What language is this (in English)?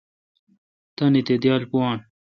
Kalkoti